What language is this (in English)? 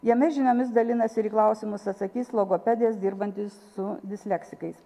Lithuanian